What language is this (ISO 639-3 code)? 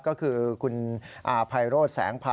tha